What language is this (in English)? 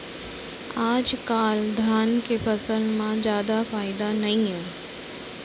Chhattisgarhi